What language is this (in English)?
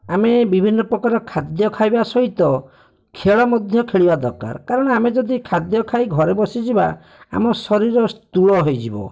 Odia